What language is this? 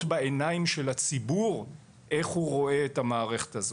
Hebrew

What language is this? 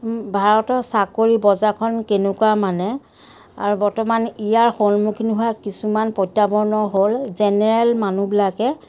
Assamese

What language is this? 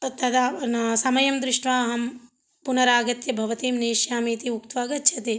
Sanskrit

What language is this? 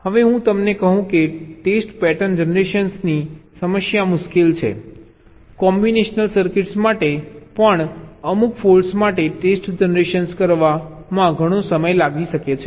Gujarati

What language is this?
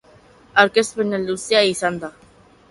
Basque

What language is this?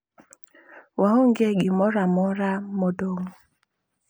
Luo (Kenya and Tanzania)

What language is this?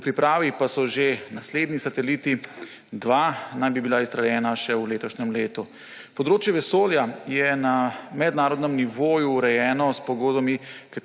Slovenian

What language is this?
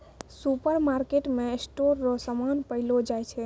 Maithili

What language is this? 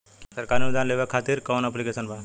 Bhojpuri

